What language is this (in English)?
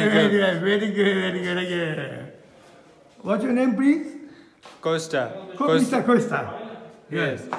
Japanese